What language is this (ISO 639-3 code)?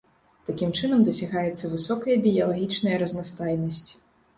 bel